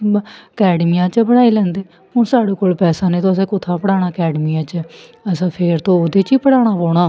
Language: Dogri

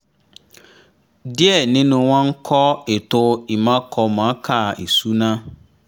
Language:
Yoruba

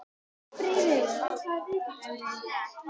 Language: Icelandic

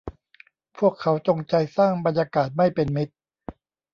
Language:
Thai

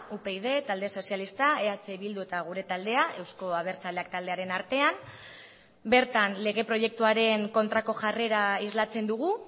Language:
Basque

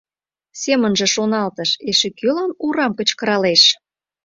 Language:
Mari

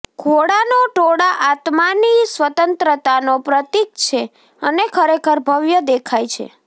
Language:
Gujarati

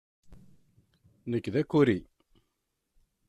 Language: Kabyle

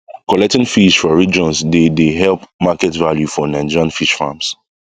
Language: Nigerian Pidgin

